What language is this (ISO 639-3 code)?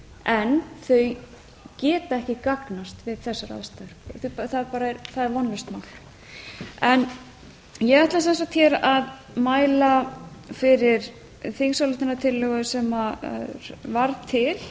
isl